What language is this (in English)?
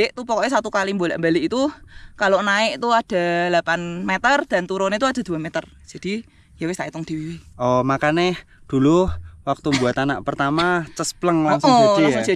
Indonesian